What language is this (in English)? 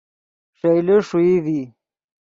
Yidgha